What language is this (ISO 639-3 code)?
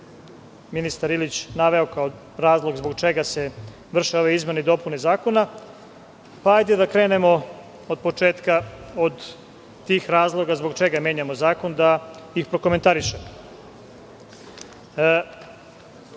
srp